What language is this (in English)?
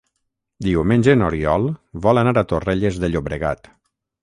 Catalan